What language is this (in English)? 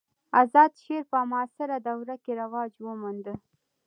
Pashto